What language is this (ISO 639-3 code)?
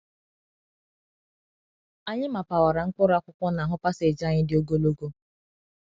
ibo